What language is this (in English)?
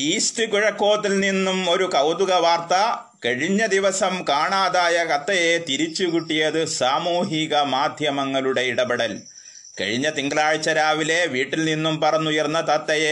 Malayalam